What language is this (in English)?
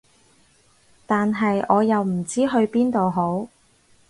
Cantonese